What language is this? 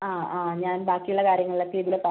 Malayalam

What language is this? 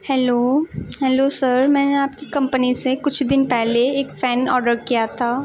Urdu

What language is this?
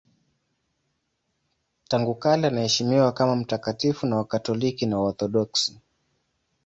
Swahili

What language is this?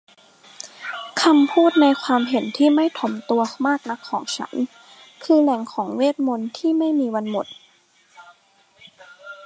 Thai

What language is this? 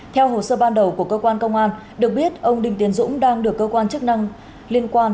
Vietnamese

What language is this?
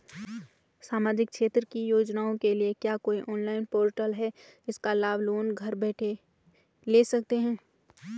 Hindi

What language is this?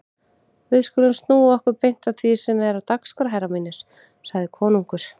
Icelandic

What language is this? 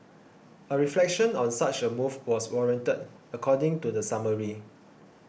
English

